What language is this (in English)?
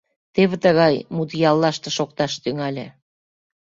Mari